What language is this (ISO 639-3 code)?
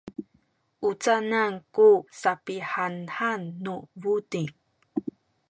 szy